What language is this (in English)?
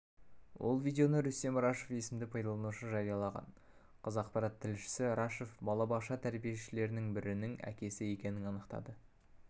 Kazakh